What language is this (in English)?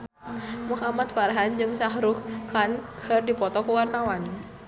Sundanese